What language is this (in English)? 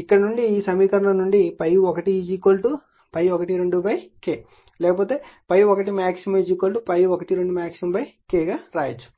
Telugu